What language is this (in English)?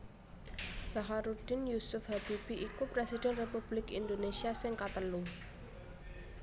Javanese